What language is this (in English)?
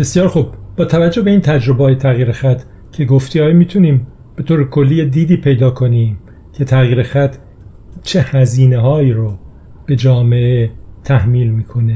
Persian